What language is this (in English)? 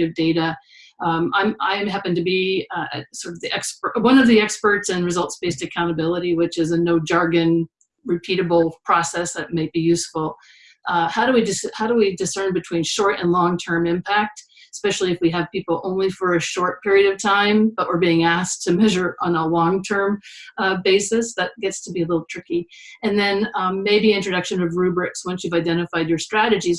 English